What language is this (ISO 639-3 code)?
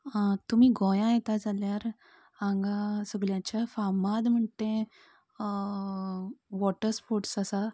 kok